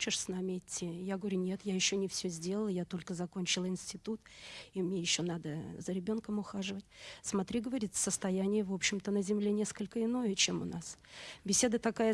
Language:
Russian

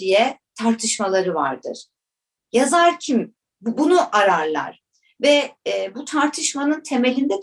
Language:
Turkish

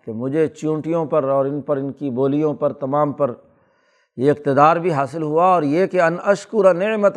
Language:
Urdu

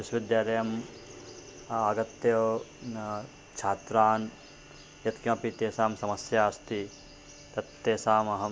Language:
Sanskrit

